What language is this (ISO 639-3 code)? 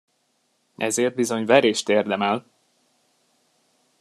hun